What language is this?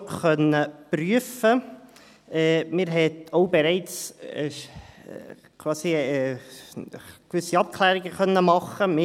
Swiss German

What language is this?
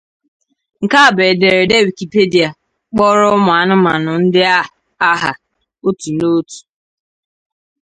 Igbo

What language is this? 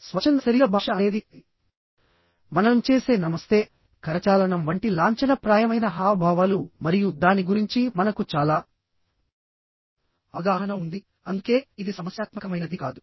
Telugu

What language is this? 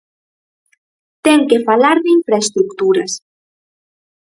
Galician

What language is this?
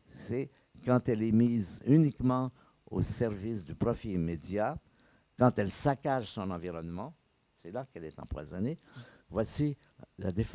French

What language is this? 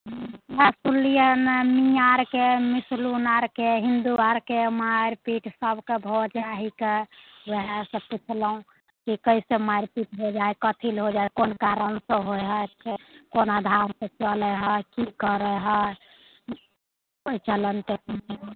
Maithili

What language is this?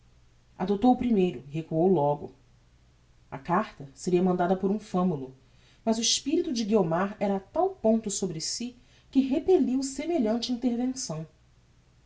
Portuguese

